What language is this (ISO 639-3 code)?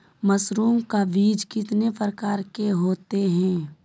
mag